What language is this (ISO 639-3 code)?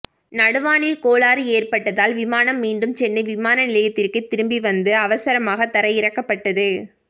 tam